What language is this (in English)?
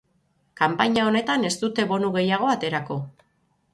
Basque